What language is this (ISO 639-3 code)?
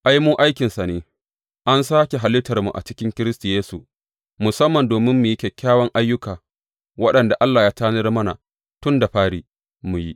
hau